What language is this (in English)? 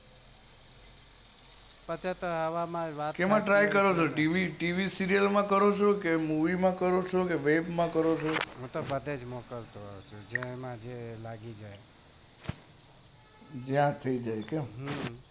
Gujarati